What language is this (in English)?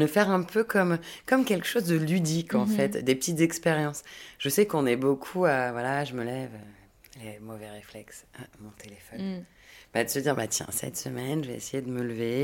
French